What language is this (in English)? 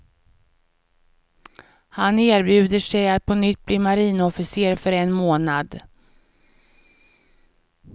Swedish